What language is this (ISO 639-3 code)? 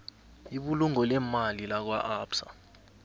nbl